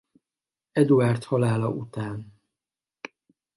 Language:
Hungarian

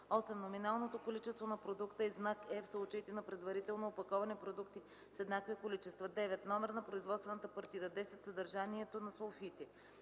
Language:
Bulgarian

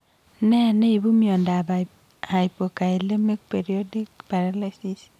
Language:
Kalenjin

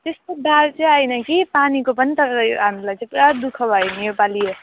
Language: Nepali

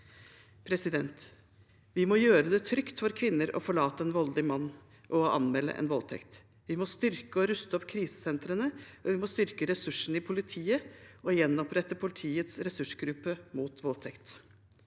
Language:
Norwegian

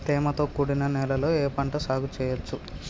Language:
Telugu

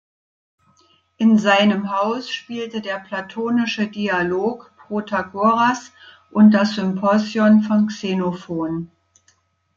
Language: German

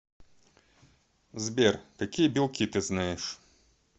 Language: Russian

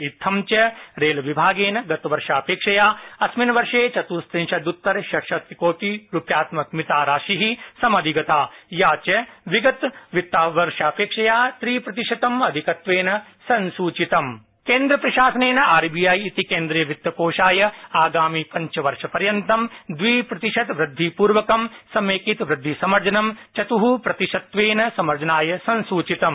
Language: Sanskrit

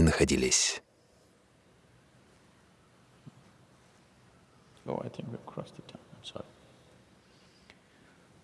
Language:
Russian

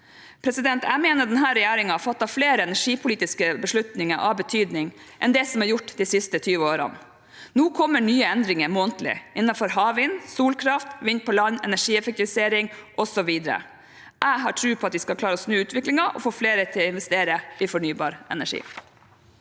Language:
Norwegian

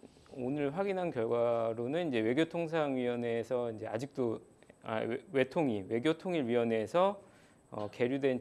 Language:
Korean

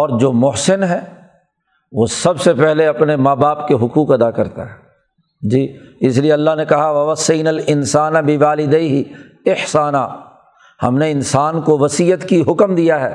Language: Urdu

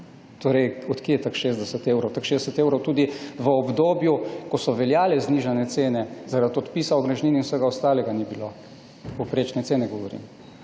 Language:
Slovenian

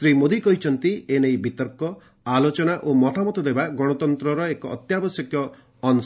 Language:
Odia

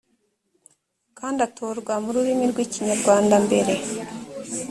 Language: Kinyarwanda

